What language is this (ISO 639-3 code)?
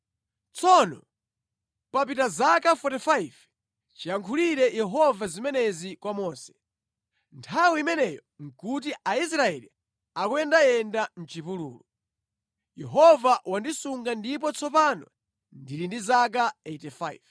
nya